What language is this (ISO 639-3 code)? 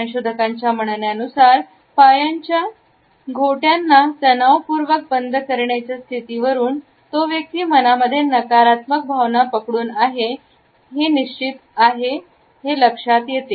mar